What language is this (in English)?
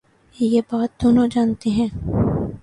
Urdu